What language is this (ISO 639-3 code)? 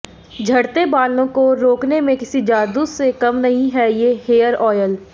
hin